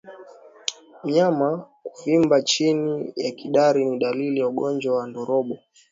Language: Swahili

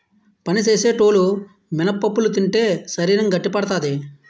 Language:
Telugu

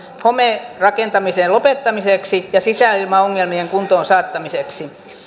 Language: Finnish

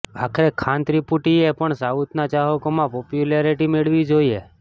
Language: Gujarati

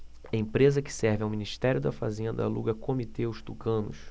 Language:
Portuguese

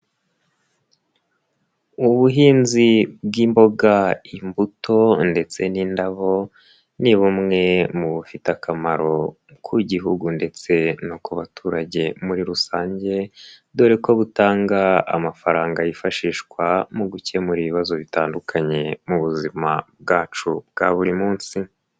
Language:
Kinyarwanda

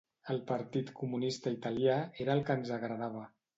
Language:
Catalan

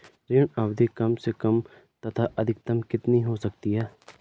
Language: Hindi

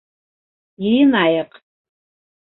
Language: Bashkir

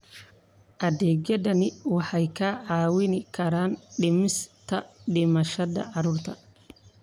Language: Somali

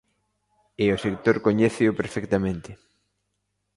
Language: Galician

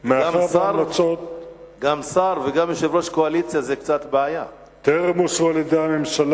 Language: Hebrew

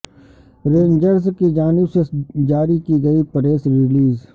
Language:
Urdu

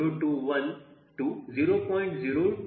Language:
Kannada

